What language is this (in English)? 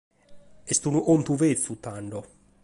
Sardinian